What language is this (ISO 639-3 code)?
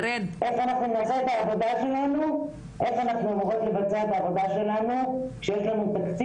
heb